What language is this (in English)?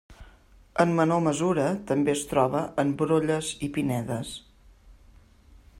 Catalan